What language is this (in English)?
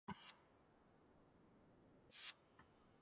Georgian